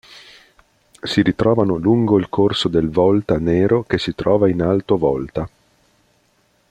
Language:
Italian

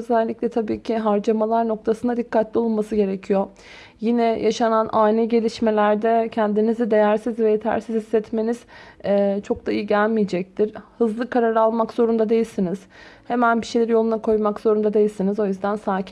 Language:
Turkish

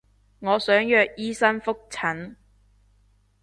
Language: Cantonese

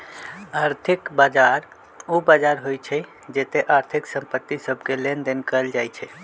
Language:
Magahi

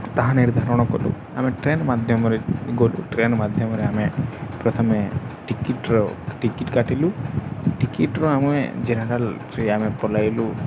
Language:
Odia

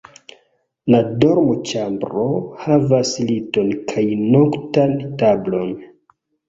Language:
Esperanto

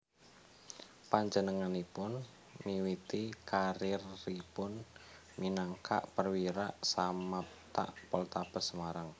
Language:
Javanese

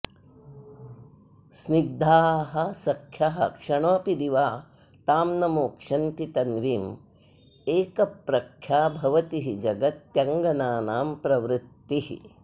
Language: Sanskrit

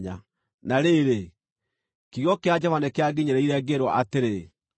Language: Kikuyu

